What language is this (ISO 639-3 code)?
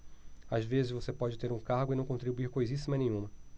por